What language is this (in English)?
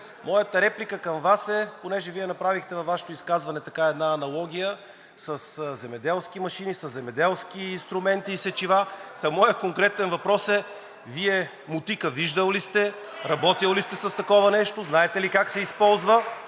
Bulgarian